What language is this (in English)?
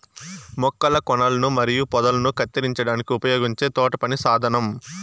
Telugu